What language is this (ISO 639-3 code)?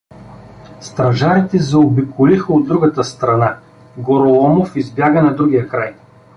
bul